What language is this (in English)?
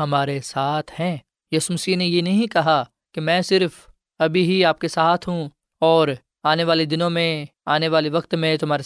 Urdu